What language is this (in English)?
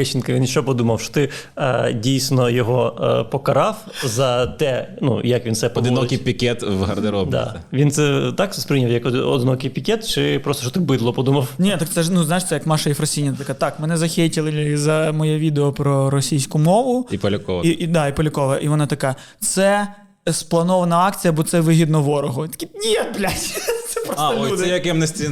Ukrainian